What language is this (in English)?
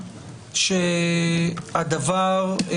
Hebrew